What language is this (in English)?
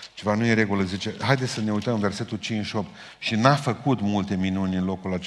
Romanian